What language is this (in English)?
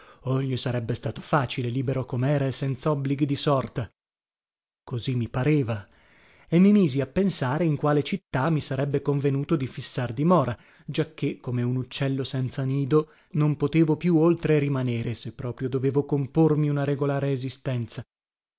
Italian